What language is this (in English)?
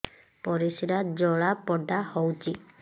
Odia